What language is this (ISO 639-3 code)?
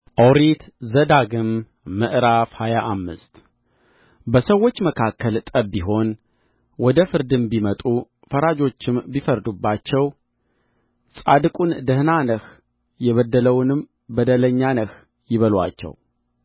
amh